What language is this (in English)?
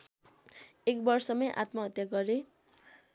Nepali